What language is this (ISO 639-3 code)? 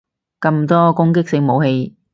yue